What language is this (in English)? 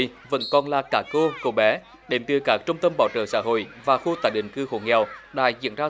Vietnamese